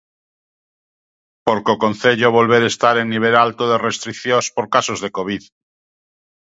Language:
Galician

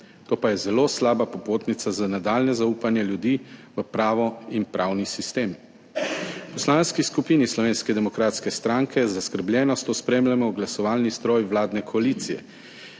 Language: Slovenian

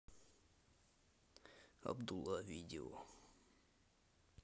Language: Russian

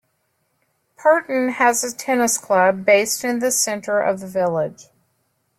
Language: English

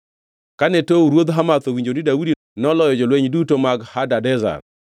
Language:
Luo (Kenya and Tanzania)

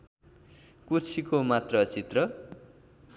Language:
Nepali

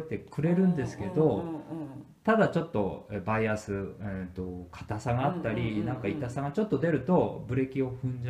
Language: Japanese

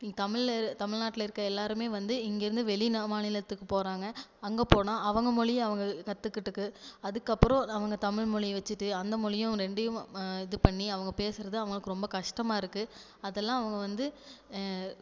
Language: Tamil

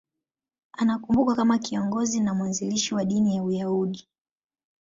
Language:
Swahili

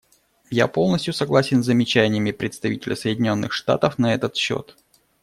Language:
Russian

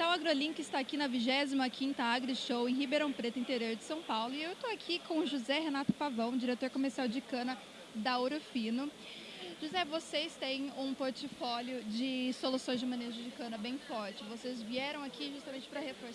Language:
Portuguese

